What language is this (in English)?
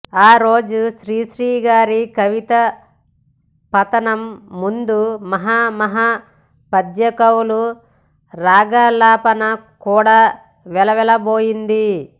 Telugu